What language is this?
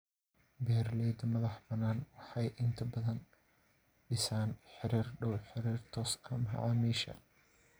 Somali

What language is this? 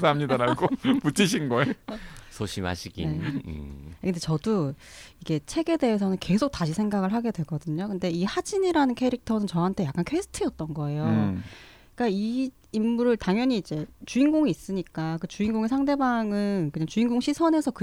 Korean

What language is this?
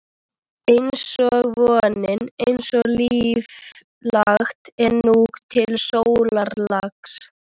Icelandic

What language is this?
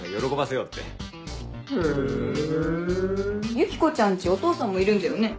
Japanese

